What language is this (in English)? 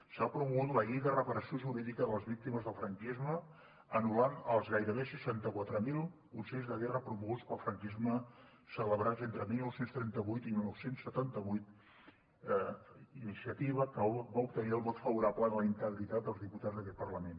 Catalan